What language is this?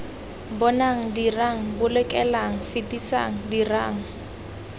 Tswana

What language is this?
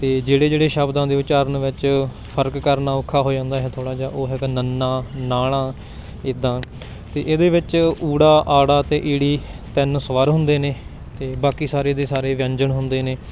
Punjabi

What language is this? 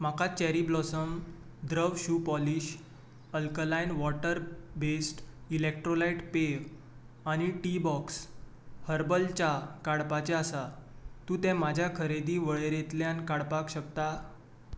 Konkani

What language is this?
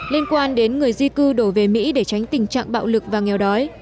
Vietnamese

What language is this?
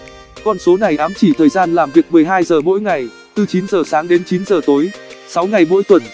Vietnamese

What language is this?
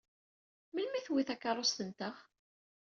Kabyle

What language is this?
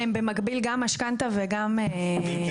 Hebrew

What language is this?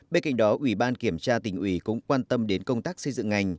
Vietnamese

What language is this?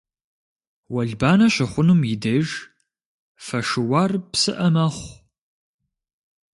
Kabardian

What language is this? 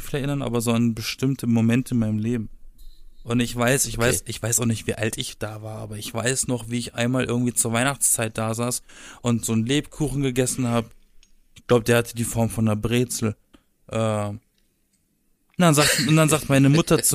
German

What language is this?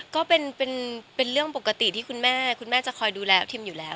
Thai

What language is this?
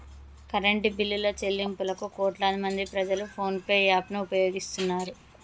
Telugu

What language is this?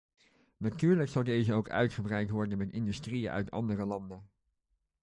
Dutch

